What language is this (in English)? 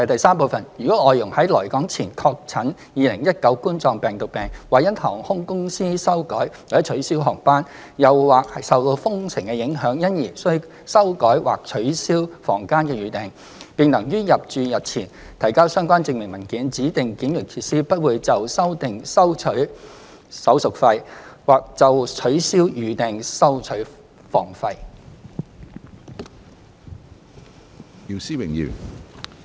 Cantonese